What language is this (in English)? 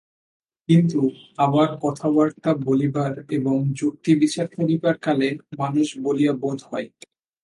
Bangla